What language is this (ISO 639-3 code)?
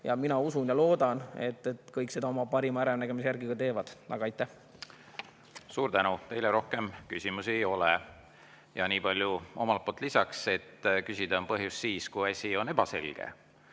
est